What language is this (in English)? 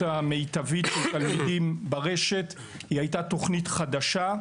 Hebrew